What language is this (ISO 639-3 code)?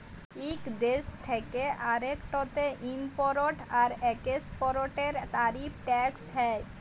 ben